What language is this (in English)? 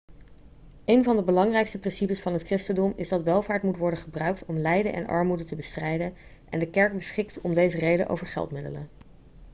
Dutch